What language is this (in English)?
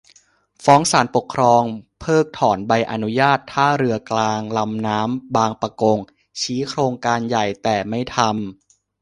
Thai